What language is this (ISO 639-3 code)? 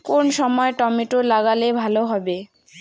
ben